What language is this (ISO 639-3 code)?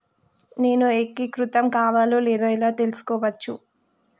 tel